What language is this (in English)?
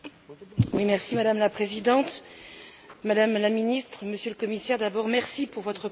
French